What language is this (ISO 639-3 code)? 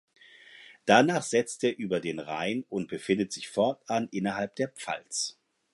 deu